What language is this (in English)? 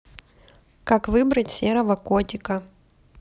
Russian